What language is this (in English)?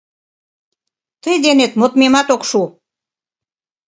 Mari